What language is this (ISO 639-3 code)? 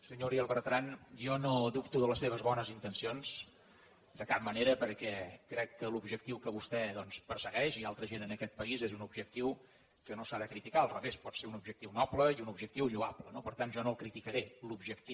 cat